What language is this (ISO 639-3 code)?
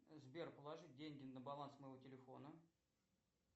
rus